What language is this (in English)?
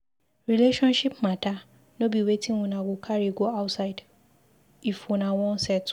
Nigerian Pidgin